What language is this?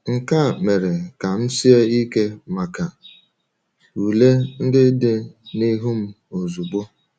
Igbo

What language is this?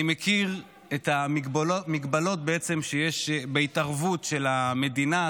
Hebrew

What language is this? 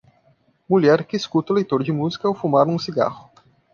Portuguese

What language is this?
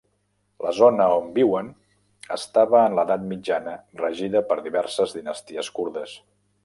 Catalan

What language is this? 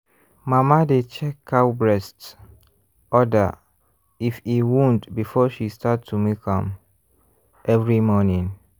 Nigerian Pidgin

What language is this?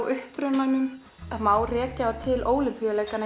Icelandic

